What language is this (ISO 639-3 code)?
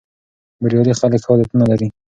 pus